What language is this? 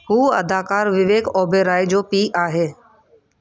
Sindhi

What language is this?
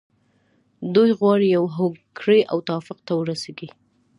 Pashto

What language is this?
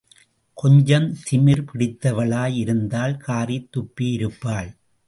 Tamil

